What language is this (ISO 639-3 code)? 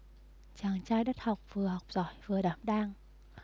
vie